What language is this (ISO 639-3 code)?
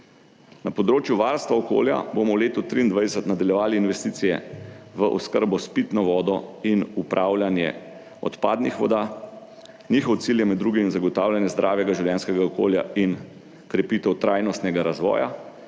slv